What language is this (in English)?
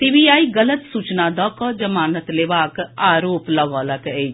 Maithili